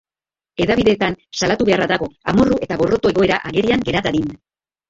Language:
Basque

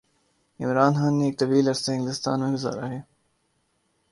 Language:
Urdu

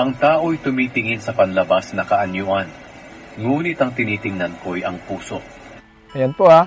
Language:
Filipino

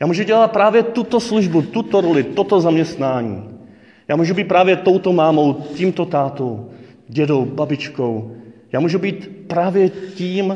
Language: Czech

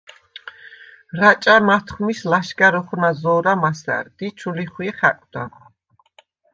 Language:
Svan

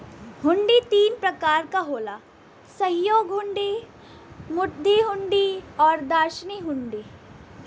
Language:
Bhojpuri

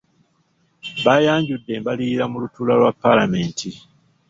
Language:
Ganda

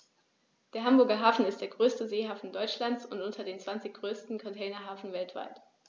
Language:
German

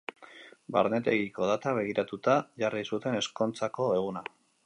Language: Basque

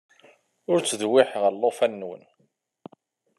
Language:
Kabyle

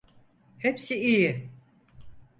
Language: Turkish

